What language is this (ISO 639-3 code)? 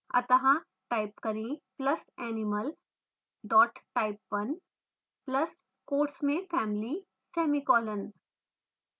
hin